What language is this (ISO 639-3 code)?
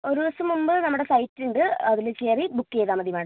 mal